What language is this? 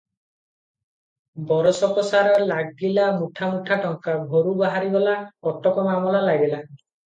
Odia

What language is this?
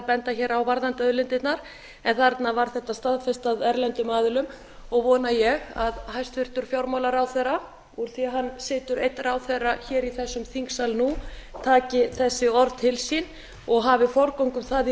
Icelandic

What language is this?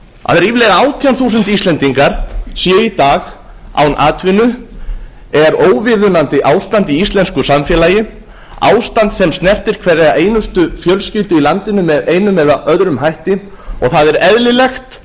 Icelandic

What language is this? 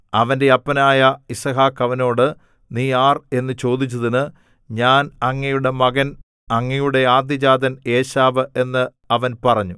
Malayalam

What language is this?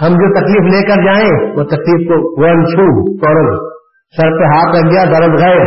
Urdu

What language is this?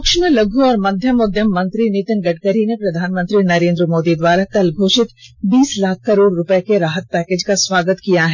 Hindi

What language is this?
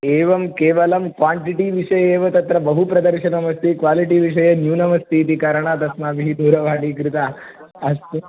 Sanskrit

